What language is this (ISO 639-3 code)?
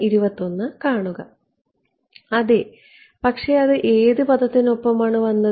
mal